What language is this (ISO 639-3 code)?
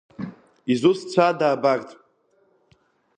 abk